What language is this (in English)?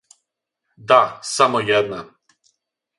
Serbian